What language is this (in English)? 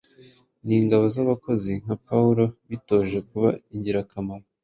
Kinyarwanda